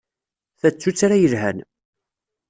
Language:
Kabyle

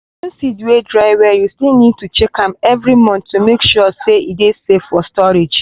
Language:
Nigerian Pidgin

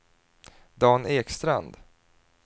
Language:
Swedish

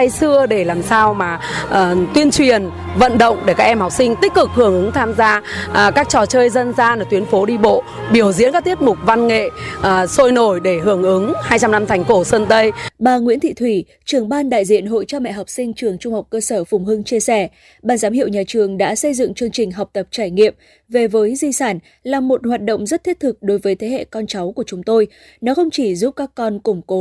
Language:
Vietnamese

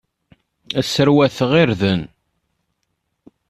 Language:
Kabyle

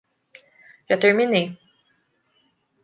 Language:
Portuguese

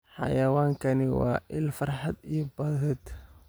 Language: Somali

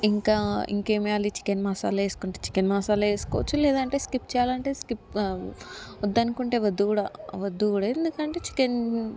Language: Telugu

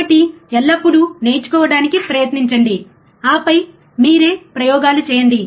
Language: Telugu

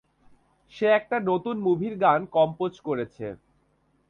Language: Bangla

